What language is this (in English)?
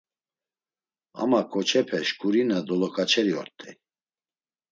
Laz